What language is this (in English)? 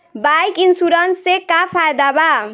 Bhojpuri